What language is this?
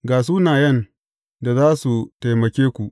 Hausa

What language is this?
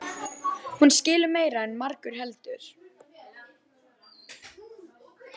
Icelandic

